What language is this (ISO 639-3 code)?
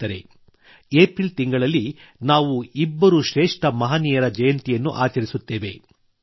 kan